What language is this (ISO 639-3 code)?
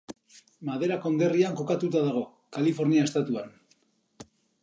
eus